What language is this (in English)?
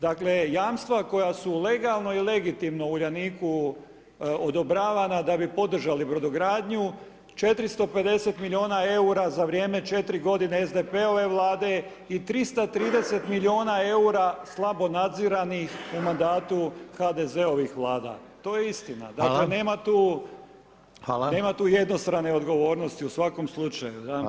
Croatian